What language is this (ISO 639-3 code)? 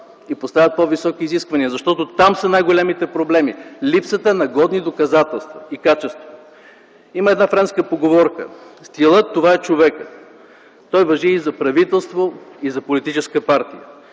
bul